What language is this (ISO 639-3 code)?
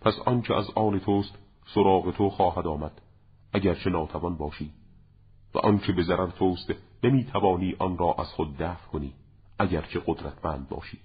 fas